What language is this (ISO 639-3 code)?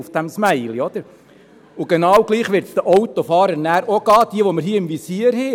gsw